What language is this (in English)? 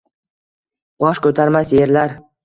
Uzbek